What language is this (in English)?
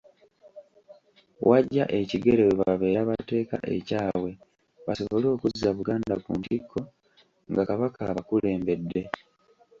Ganda